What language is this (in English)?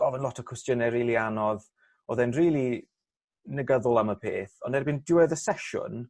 Welsh